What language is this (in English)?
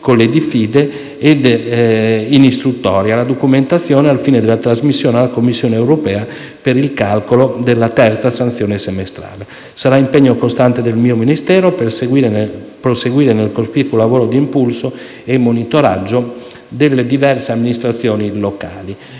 Italian